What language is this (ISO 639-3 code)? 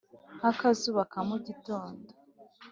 kin